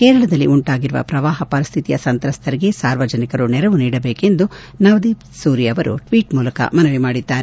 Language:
Kannada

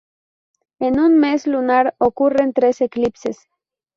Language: Spanish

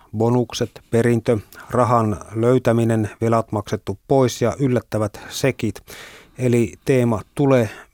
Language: Finnish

